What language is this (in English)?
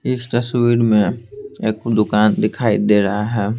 Hindi